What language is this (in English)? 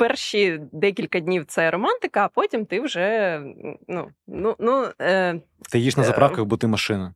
Ukrainian